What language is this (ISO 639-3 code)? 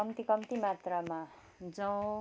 nep